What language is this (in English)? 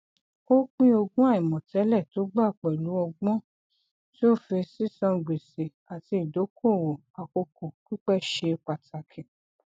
Yoruba